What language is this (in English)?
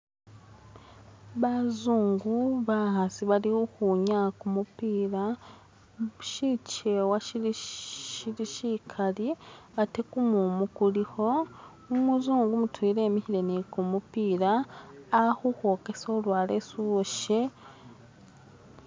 Masaaba